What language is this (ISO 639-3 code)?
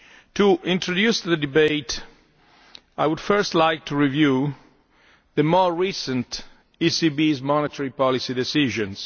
eng